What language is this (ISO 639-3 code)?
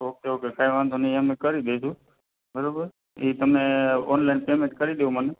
guj